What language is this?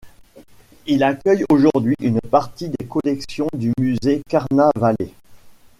French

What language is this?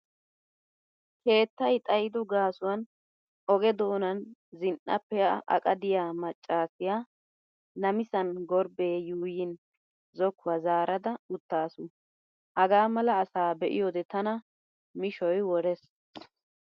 Wolaytta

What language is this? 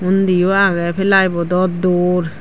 Chakma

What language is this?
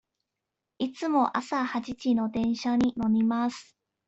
Japanese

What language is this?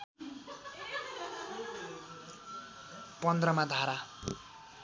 Nepali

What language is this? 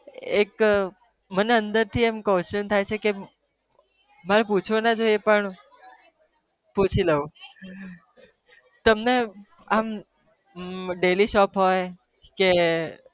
Gujarati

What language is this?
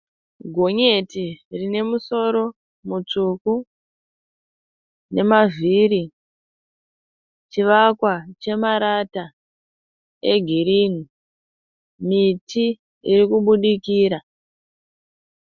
Shona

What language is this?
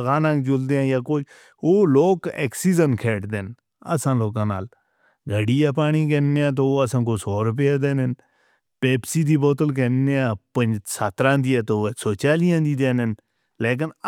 Northern Hindko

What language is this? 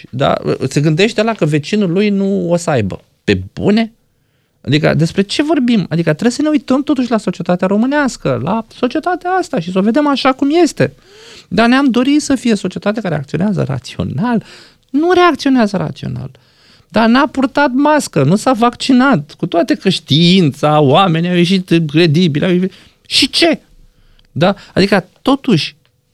Romanian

